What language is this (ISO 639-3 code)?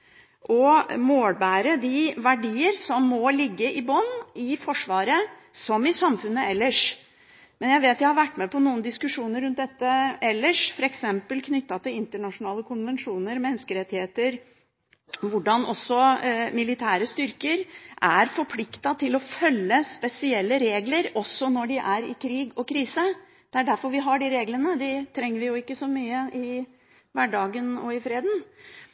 nob